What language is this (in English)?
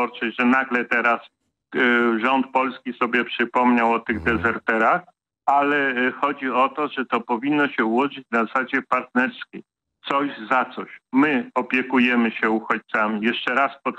Polish